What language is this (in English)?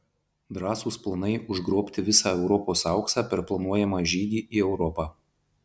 Lithuanian